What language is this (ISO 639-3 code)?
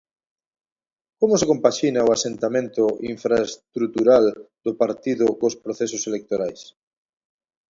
glg